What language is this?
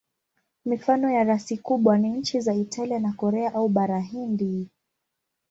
Swahili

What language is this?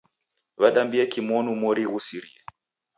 Taita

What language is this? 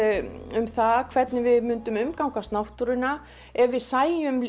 Icelandic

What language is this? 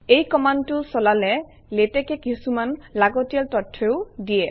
Assamese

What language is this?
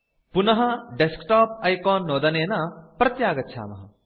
Sanskrit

